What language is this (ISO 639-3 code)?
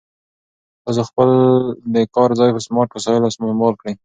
pus